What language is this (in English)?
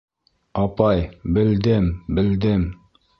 Bashkir